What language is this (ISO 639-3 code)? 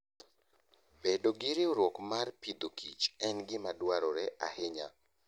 luo